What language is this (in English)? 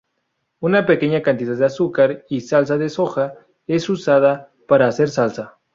Spanish